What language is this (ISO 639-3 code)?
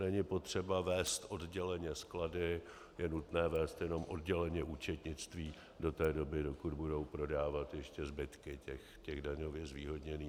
ces